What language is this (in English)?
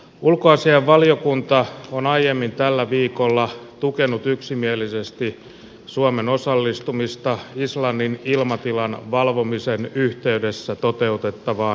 Finnish